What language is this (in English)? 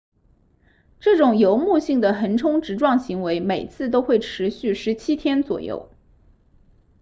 Chinese